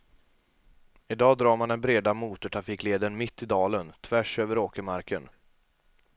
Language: Swedish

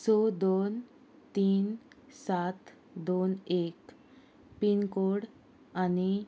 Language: Konkani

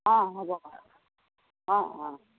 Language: Assamese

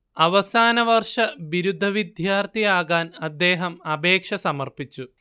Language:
Malayalam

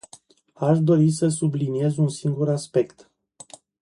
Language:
Romanian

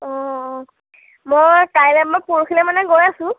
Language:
Assamese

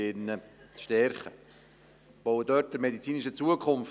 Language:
Swiss German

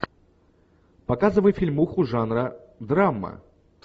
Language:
Russian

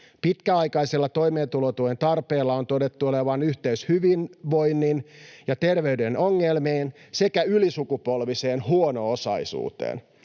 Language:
Finnish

